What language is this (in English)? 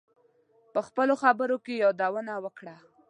Pashto